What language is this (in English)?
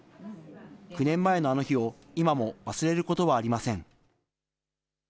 Japanese